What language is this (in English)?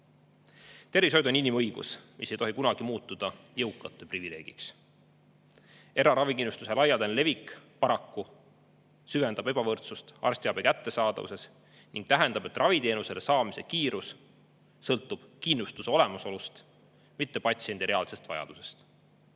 Estonian